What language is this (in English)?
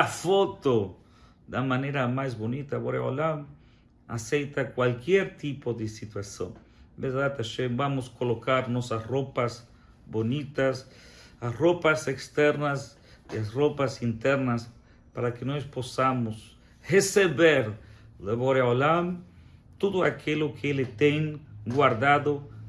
Portuguese